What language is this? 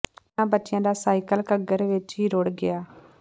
Punjabi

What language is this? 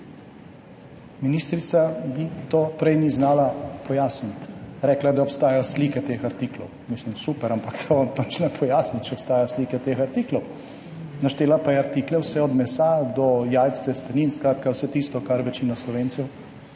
Slovenian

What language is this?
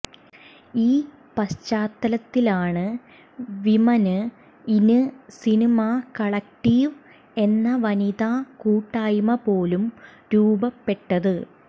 Malayalam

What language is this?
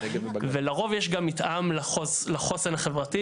Hebrew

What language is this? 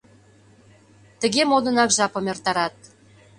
Mari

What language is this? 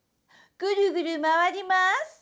Japanese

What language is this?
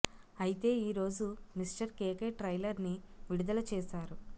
Telugu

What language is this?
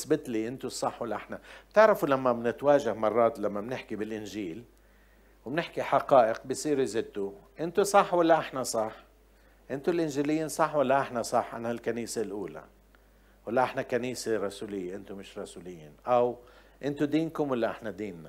Arabic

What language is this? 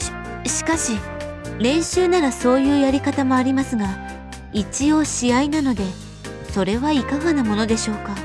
Japanese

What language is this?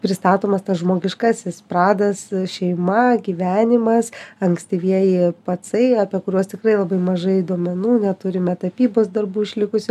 Lithuanian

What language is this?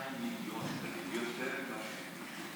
Hebrew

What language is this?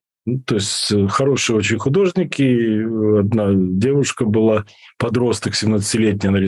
Russian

